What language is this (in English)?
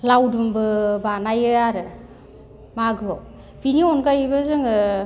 Bodo